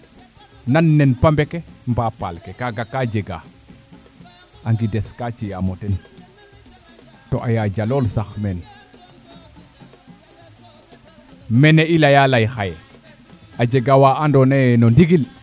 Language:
Serer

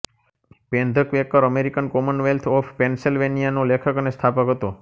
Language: Gujarati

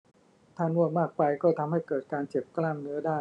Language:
Thai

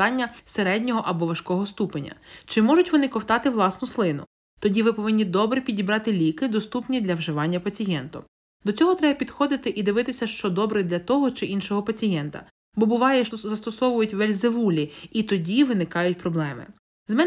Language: Ukrainian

